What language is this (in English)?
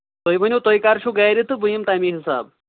Kashmiri